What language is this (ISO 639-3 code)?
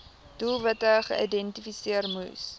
afr